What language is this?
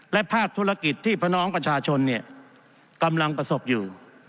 Thai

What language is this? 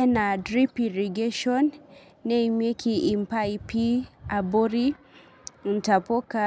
Masai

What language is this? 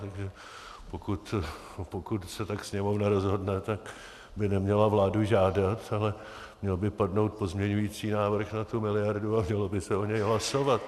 Czech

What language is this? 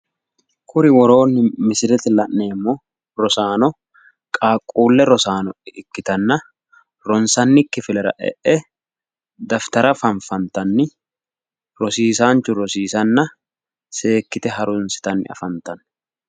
Sidamo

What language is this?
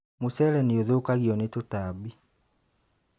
Kikuyu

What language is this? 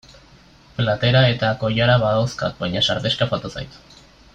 Basque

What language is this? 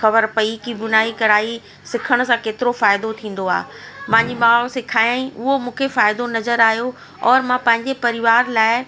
Sindhi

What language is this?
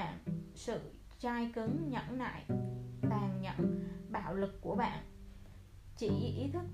Vietnamese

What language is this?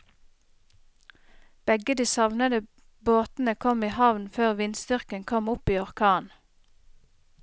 Norwegian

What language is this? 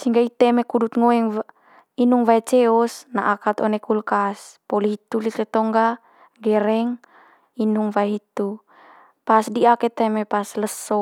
Manggarai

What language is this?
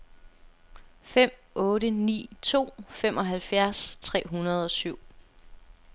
Danish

